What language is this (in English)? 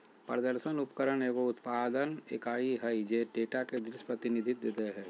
Magahi